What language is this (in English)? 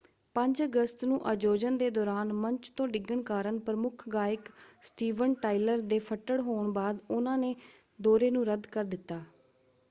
Punjabi